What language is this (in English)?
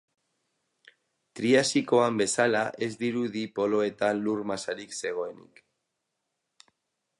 Basque